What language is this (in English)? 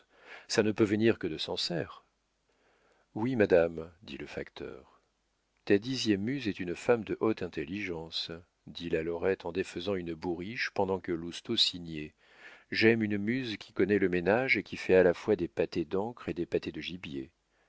French